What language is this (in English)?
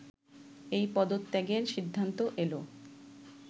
Bangla